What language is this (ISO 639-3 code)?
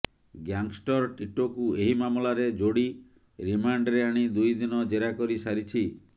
ori